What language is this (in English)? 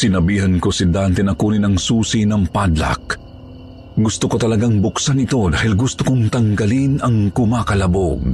Filipino